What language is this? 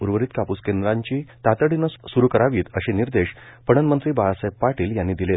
Marathi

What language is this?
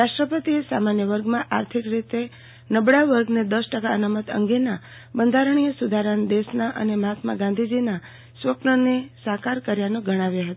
Gujarati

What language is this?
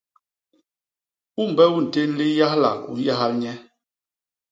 Basaa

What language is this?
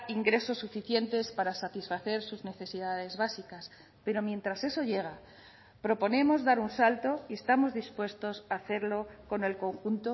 Spanish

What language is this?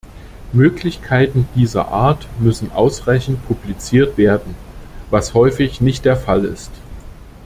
German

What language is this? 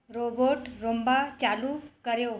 Sindhi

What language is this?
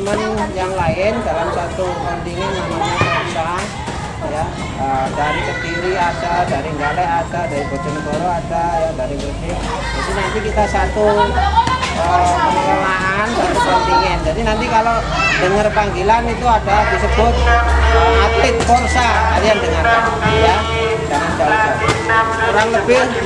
Indonesian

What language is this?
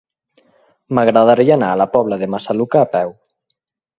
Catalan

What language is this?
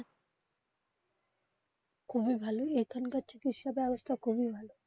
Bangla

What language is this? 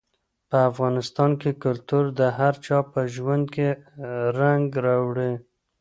Pashto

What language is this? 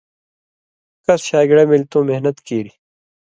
Indus Kohistani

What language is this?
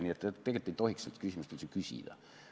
Estonian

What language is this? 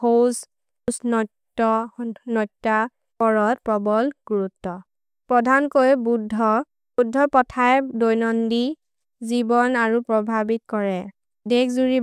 Maria (India)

